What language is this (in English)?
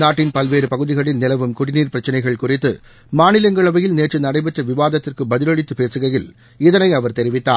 Tamil